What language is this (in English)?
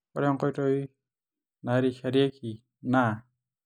Masai